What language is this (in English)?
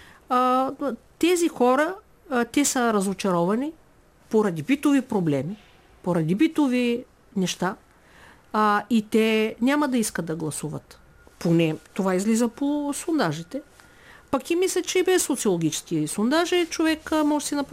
Bulgarian